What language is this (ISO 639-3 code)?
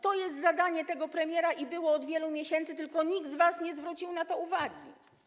pol